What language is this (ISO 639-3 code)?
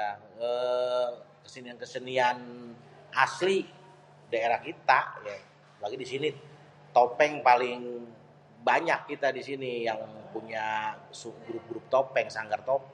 bew